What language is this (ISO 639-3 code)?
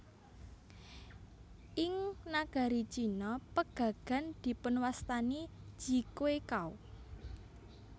jav